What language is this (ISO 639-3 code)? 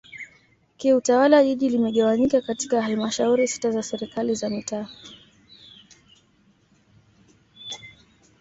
swa